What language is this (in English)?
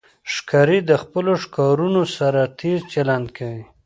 Pashto